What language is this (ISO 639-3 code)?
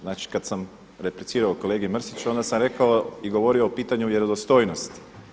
hrv